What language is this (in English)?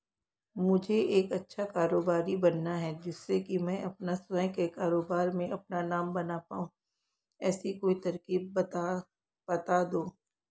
Hindi